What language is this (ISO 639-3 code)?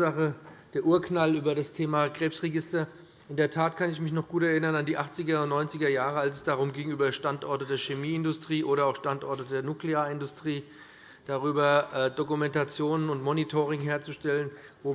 deu